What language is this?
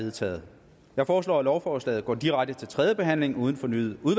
Danish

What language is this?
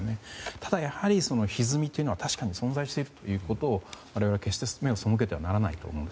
Japanese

